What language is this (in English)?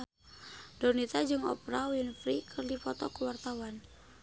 Sundanese